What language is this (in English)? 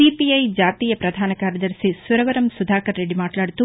Telugu